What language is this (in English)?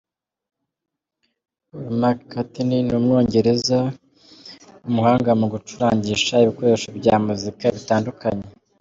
Kinyarwanda